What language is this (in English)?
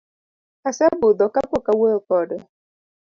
Luo (Kenya and Tanzania)